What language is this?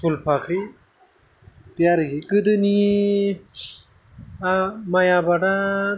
Bodo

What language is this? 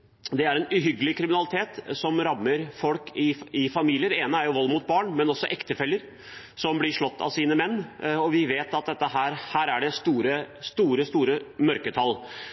Norwegian Bokmål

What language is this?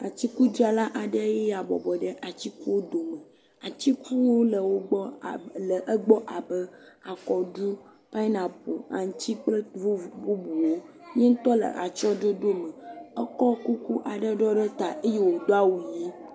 Ewe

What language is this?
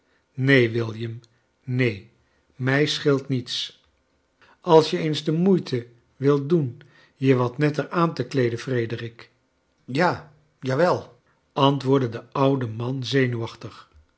Dutch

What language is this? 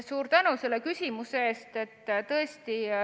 Estonian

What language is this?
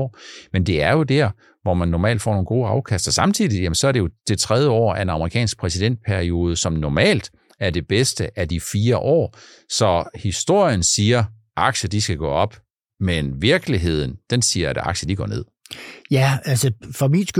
Danish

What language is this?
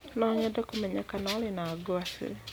Kikuyu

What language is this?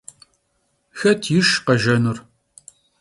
Kabardian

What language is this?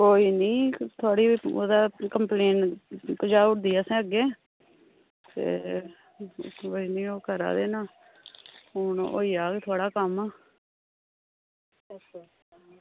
Dogri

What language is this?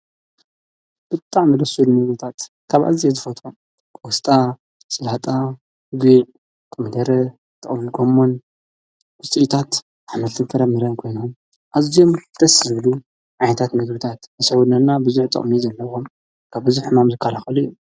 Tigrinya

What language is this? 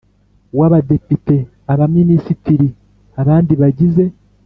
Kinyarwanda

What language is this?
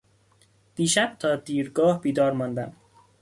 Persian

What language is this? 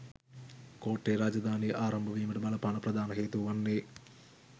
Sinhala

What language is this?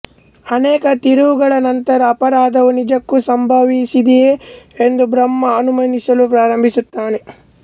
Kannada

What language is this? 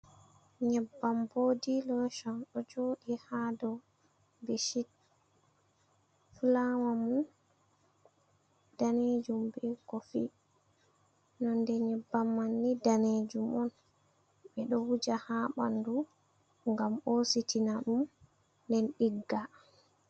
Fula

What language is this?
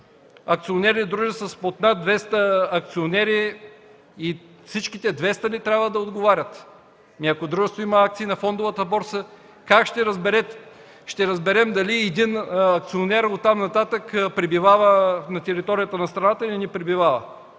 Bulgarian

